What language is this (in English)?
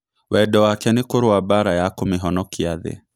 Kikuyu